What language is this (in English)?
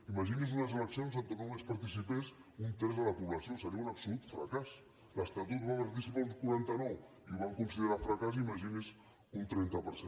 Catalan